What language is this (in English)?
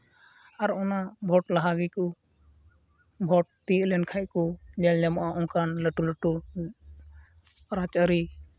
Santali